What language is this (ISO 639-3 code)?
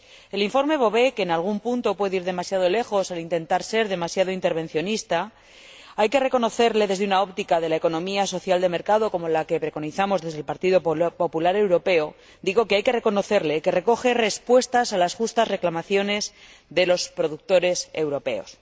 spa